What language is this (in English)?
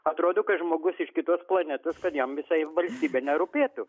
Lithuanian